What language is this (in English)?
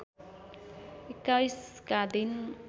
Nepali